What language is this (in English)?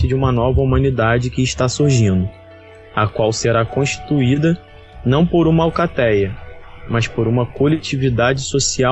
Portuguese